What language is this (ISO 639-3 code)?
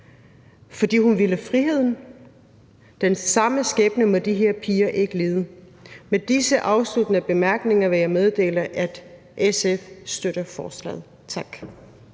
dan